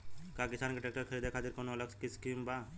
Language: Bhojpuri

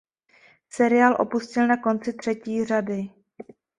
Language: Czech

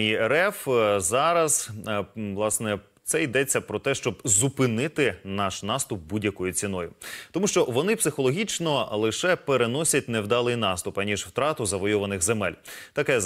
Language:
Ukrainian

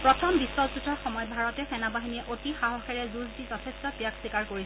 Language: Assamese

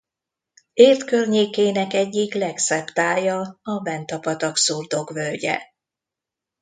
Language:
Hungarian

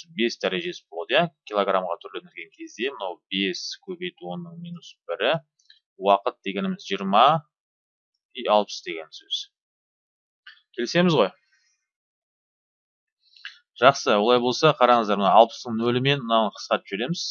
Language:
Turkish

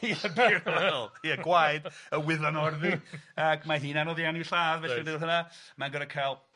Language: Welsh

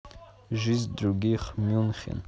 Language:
Russian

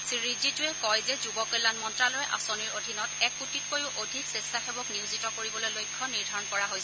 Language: Assamese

